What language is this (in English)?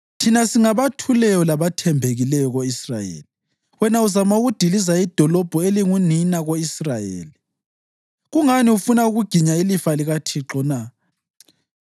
North Ndebele